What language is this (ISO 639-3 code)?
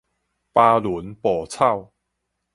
nan